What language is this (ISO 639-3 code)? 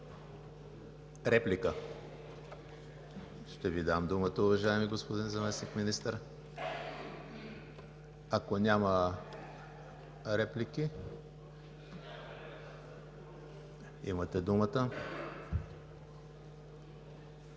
bul